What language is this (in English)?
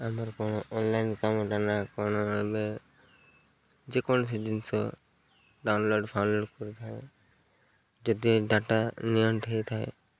Odia